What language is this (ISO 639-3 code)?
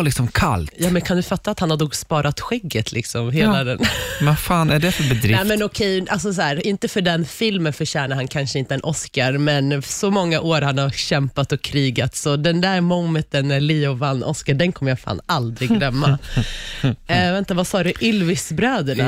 swe